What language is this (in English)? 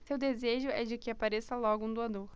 Portuguese